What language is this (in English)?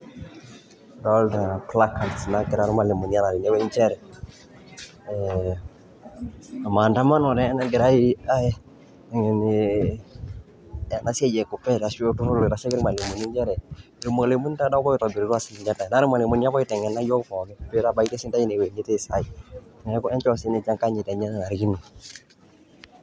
Masai